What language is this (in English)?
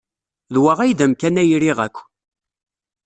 Kabyle